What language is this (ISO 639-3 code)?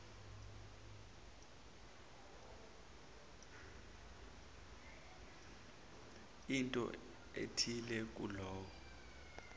zul